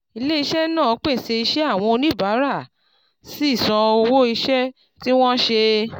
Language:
Yoruba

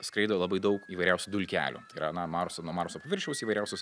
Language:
Lithuanian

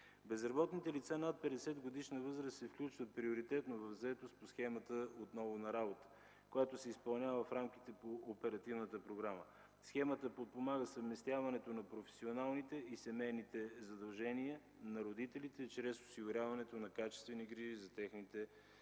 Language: Bulgarian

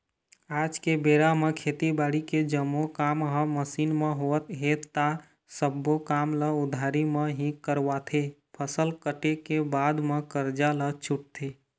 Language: Chhattisgarhi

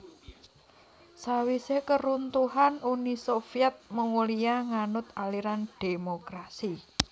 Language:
Javanese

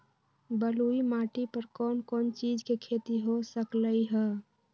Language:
Magahi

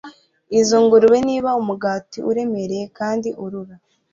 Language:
Kinyarwanda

